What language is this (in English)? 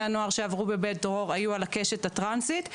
Hebrew